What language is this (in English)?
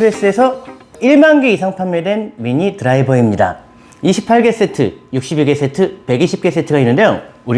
Korean